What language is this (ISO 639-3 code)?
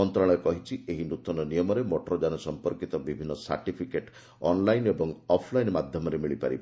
ori